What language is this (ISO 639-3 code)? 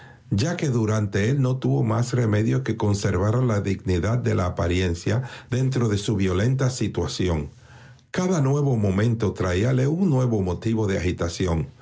spa